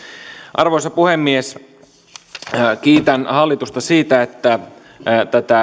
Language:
Finnish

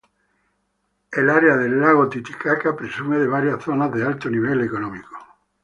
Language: Spanish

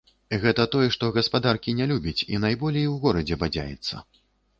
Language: Belarusian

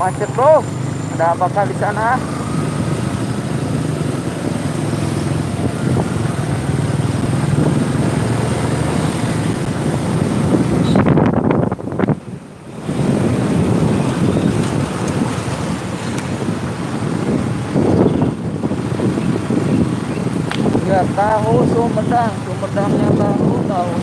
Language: Indonesian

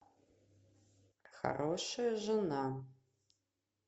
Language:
Russian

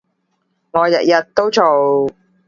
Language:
Cantonese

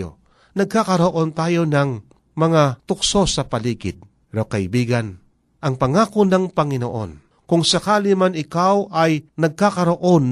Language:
Filipino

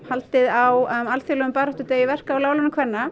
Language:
Icelandic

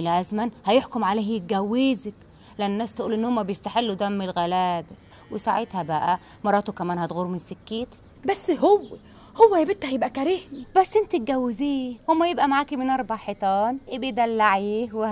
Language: Arabic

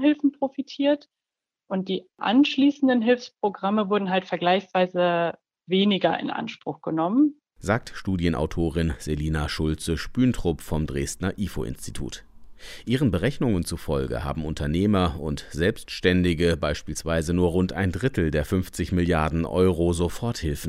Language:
German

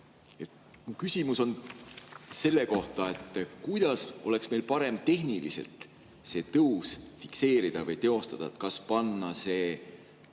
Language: Estonian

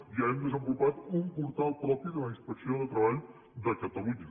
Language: Catalan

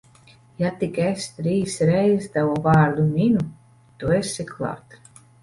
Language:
Latvian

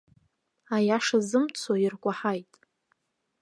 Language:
Abkhazian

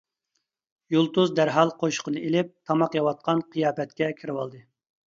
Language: Uyghur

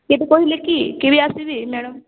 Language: Odia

